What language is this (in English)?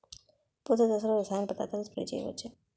Telugu